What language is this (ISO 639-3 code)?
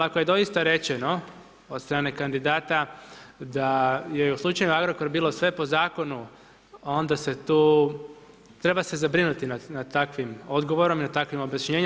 hrv